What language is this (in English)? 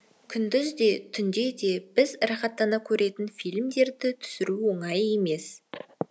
Kazakh